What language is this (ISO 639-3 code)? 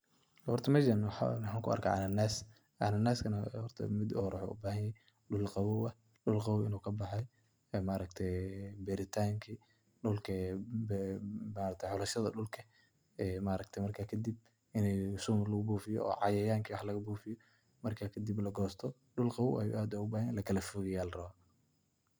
som